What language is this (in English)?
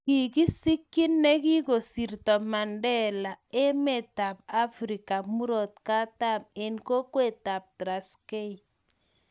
Kalenjin